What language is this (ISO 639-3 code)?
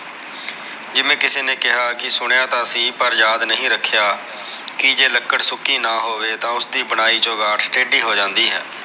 pan